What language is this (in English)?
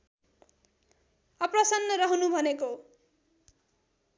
Nepali